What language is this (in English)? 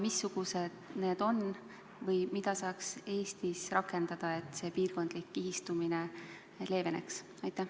Estonian